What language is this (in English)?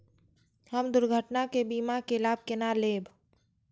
Maithili